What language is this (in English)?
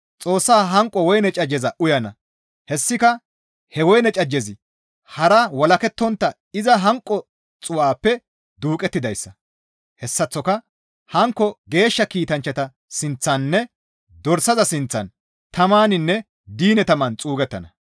Gamo